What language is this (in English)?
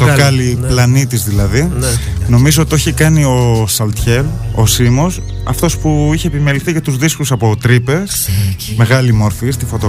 Greek